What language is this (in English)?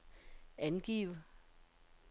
Danish